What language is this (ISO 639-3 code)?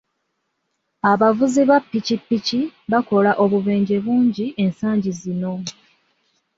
lug